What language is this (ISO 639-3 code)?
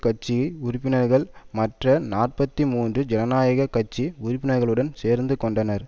tam